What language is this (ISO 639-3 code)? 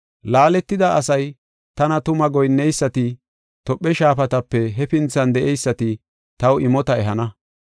gof